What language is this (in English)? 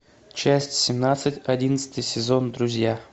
Russian